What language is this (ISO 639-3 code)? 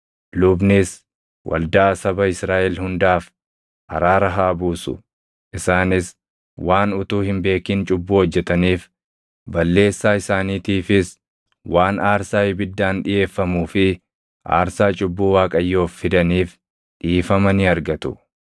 orm